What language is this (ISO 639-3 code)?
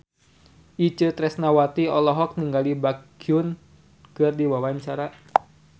sun